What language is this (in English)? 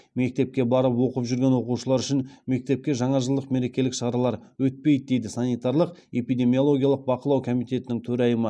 Kazakh